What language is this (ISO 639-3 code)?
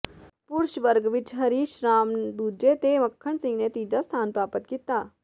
pan